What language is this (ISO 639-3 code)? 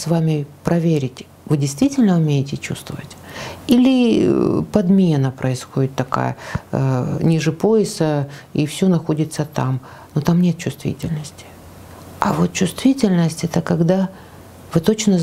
rus